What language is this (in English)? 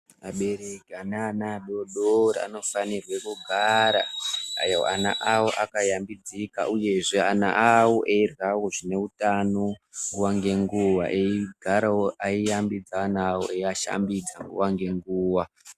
Ndau